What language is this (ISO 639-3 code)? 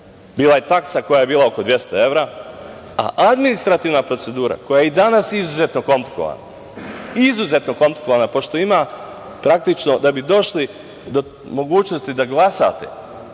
srp